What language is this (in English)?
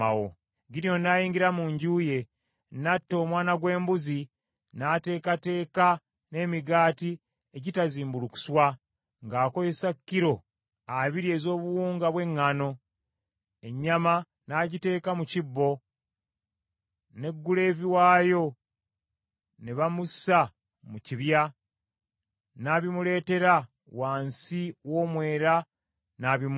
Ganda